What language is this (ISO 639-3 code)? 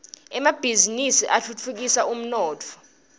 ssw